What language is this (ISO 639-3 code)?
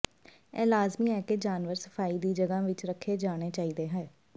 pan